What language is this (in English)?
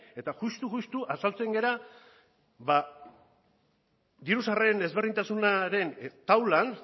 Basque